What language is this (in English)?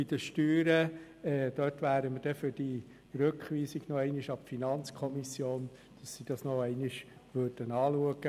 Swiss German